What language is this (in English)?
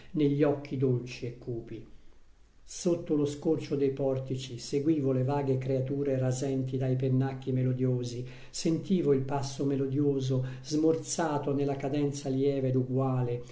Italian